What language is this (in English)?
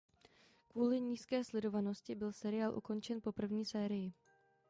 Czech